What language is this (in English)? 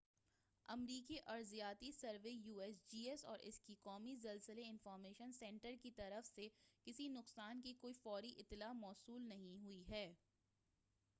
Urdu